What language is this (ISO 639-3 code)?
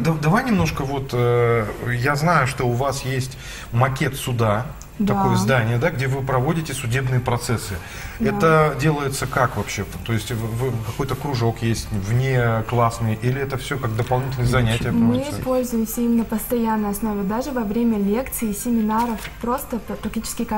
rus